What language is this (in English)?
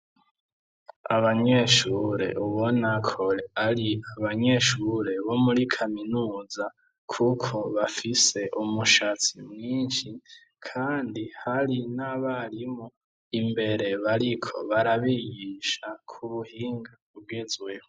Rundi